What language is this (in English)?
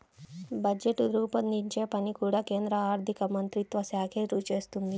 Telugu